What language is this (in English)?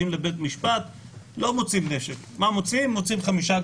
Hebrew